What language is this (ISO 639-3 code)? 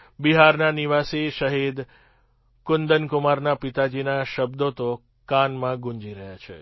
guj